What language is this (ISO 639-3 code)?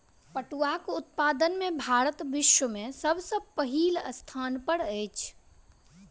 mai